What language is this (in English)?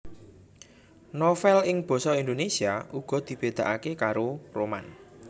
Javanese